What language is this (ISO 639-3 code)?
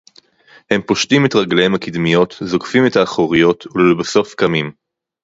heb